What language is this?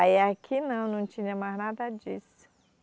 Portuguese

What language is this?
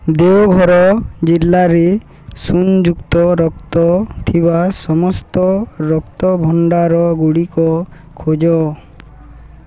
Odia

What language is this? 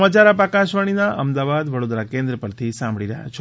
Gujarati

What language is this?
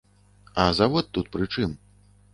Belarusian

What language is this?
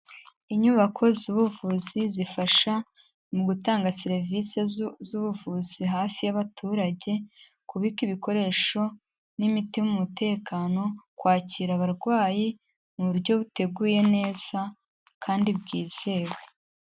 Kinyarwanda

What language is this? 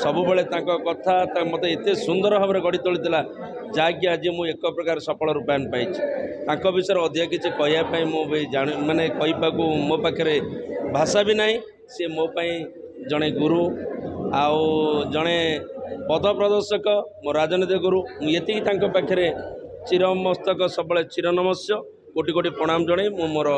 Bangla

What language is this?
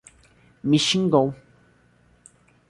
Portuguese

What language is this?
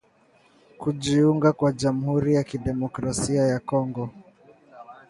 Swahili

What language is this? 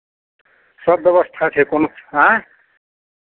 Maithili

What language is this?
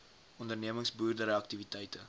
Afrikaans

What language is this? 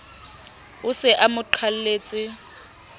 Southern Sotho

